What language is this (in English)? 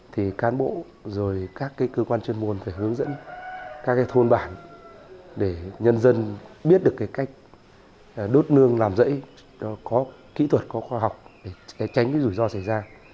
Vietnamese